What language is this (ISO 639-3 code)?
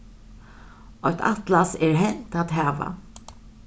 fao